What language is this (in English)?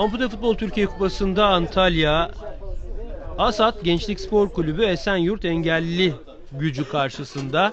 Turkish